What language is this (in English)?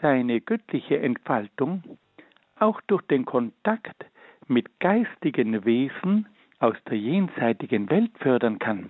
German